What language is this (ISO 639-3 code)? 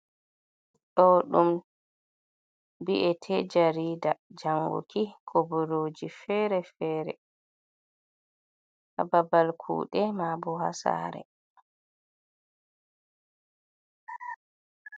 ful